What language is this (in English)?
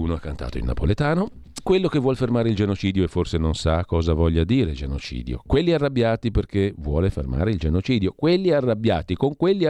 Italian